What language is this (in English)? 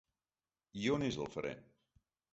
Catalan